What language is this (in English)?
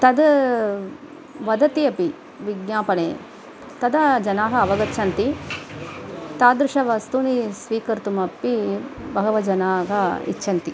Sanskrit